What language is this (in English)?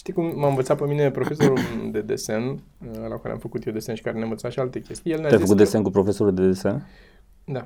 Romanian